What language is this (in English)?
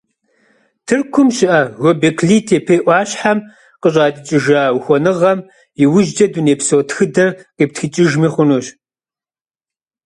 Kabardian